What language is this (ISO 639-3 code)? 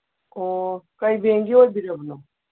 mni